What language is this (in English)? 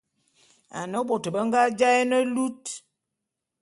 Bulu